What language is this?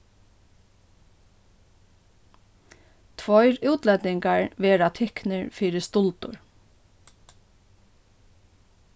Faroese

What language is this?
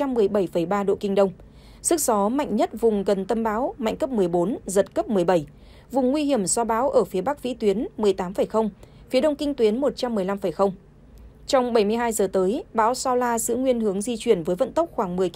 Vietnamese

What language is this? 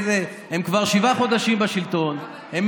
Hebrew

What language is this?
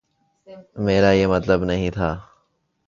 Urdu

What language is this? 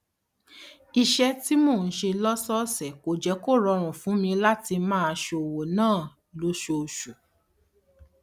Yoruba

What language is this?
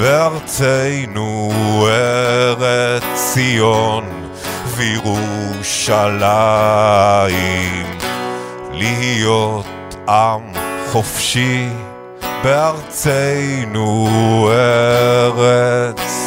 Hebrew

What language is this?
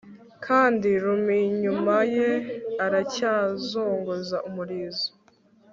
Kinyarwanda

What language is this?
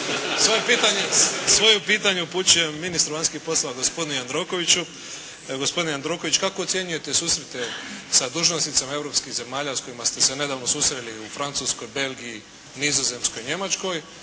Croatian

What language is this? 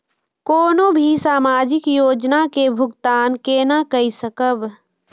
Maithili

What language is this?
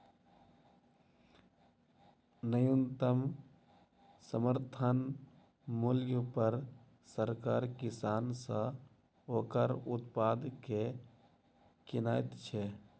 Maithili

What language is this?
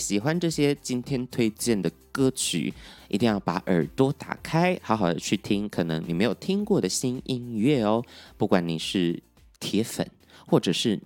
Chinese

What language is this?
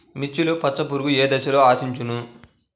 Telugu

